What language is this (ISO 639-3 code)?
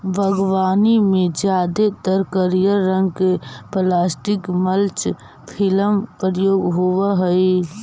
mag